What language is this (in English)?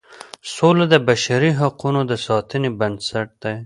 Pashto